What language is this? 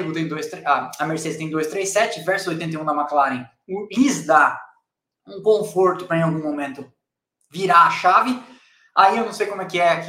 Portuguese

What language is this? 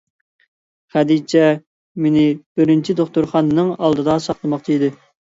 Uyghur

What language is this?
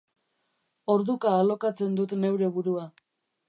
Basque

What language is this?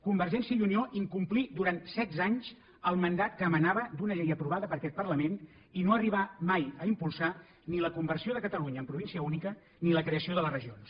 Catalan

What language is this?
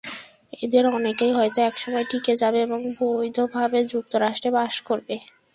Bangla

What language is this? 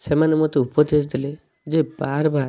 Odia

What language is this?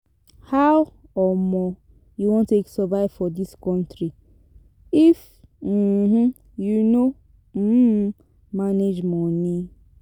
Nigerian Pidgin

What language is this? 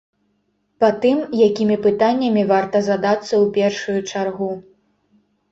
Belarusian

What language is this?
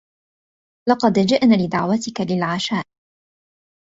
Arabic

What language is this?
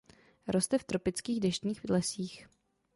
Czech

